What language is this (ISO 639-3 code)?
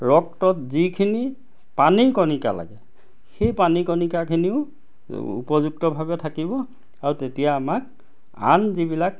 asm